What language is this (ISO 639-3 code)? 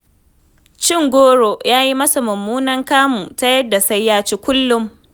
hau